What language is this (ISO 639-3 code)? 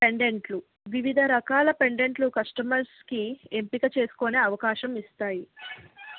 tel